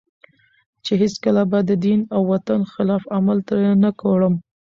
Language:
Pashto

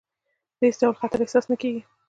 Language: Pashto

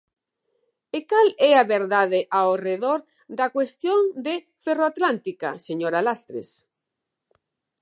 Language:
Galician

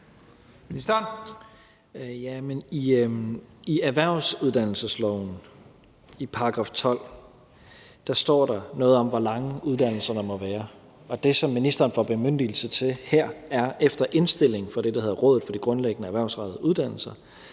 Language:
Danish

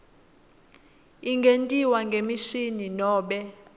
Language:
Swati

